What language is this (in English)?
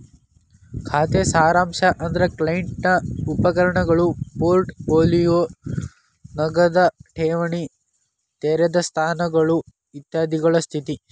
Kannada